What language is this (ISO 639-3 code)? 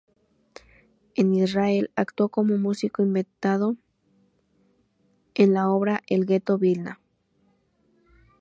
spa